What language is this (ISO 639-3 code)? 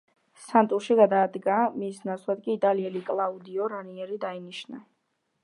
kat